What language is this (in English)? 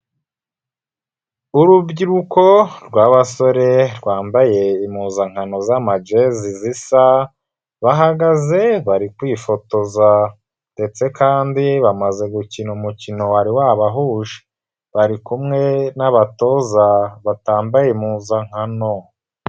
Kinyarwanda